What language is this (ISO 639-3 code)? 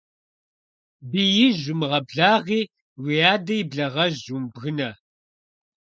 kbd